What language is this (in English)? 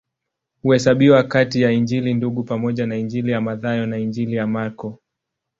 Swahili